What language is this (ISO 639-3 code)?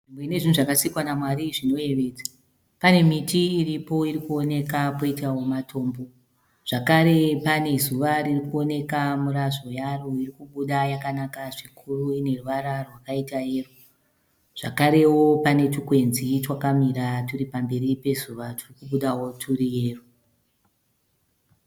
sna